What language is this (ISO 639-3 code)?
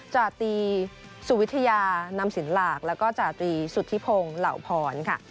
tha